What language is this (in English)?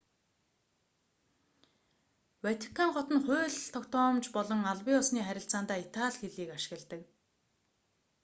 Mongolian